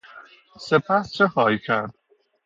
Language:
Persian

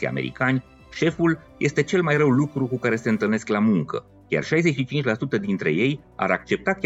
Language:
Romanian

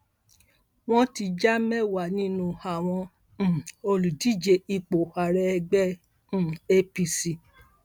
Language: Yoruba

